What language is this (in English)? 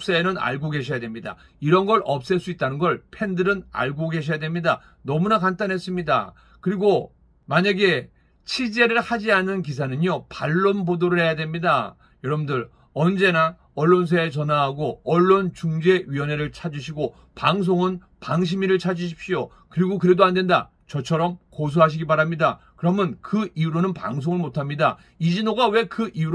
Korean